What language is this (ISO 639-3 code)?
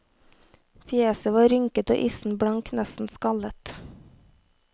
nor